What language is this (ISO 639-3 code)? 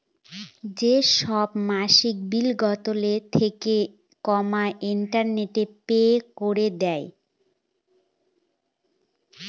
ben